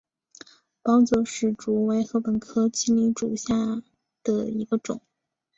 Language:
Chinese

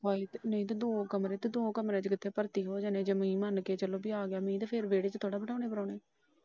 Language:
Punjabi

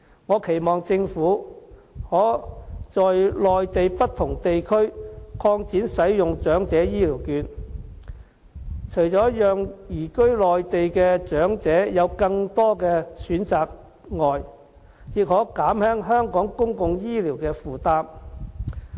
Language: Cantonese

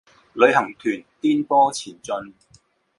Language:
Chinese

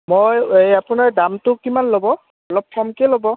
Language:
Assamese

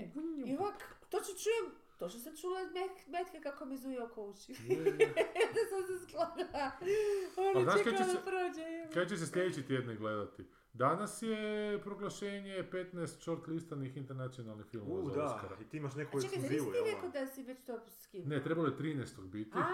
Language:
Croatian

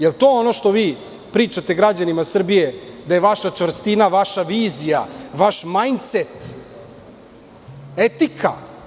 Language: Serbian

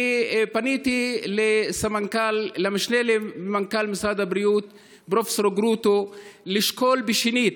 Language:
Hebrew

